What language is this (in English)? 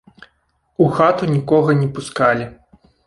Belarusian